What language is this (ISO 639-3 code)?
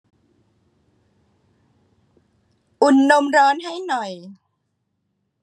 tha